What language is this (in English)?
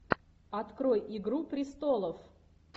Russian